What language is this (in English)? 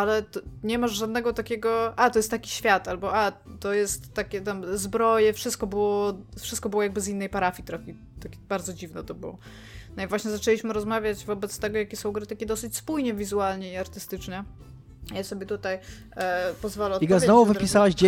Polish